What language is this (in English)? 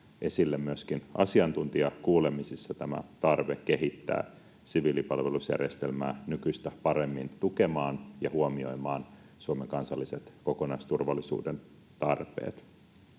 Finnish